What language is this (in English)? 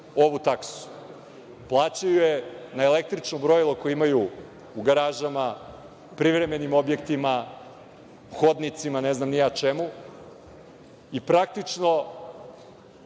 Serbian